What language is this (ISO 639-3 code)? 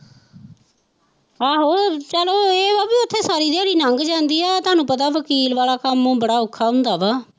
pan